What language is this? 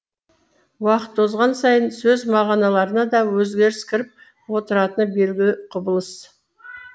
Kazakh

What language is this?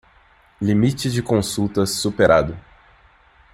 Portuguese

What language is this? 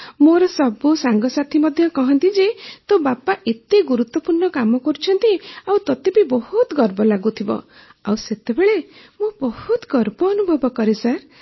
Odia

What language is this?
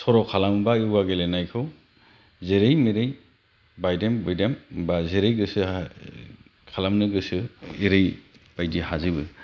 Bodo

